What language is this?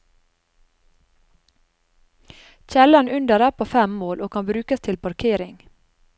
Norwegian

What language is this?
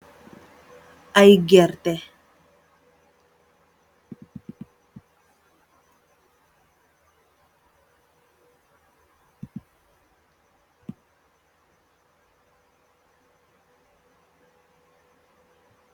Wolof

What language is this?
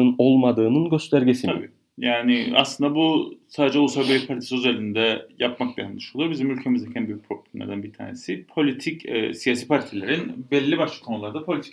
Turkish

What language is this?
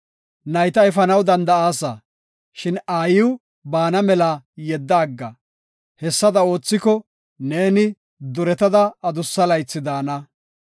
Gofa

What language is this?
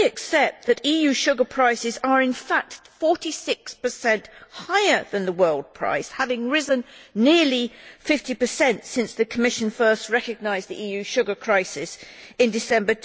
English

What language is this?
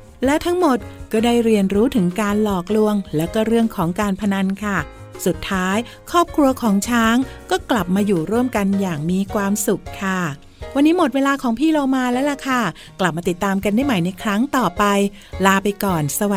Thai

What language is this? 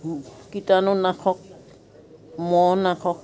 Assamese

